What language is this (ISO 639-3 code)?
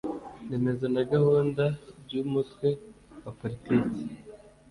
kin